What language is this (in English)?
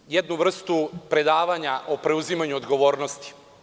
Serbian